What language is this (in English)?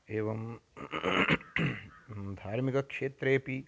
Sanskrit